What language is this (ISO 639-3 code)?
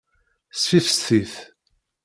kab